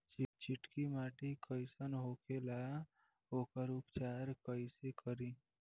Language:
Bhojpuri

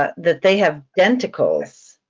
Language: English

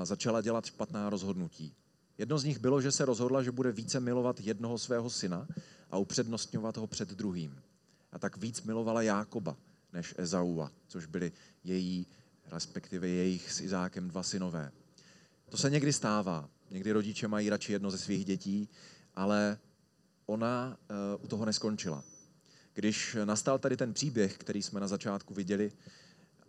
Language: Czech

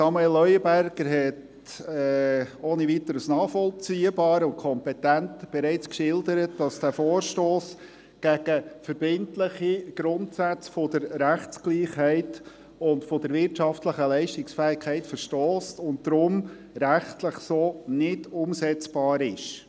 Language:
Swiss German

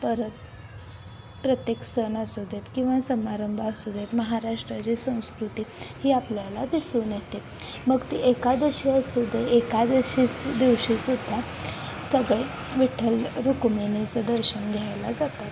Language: Marathi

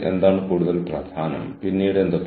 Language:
Malayalam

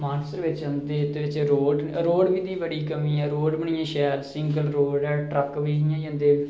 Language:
Dogri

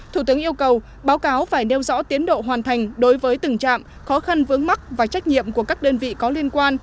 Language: Vietnamese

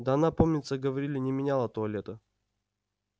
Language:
Russian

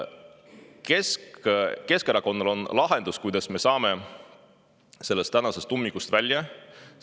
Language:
Estonian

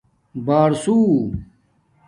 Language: Domaaki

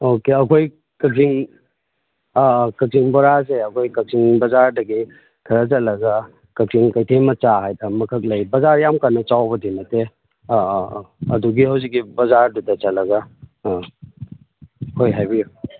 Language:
Manipuri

